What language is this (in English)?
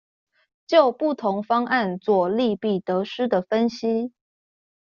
Chinese